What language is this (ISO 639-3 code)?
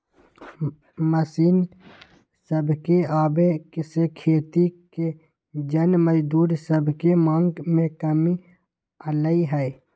mag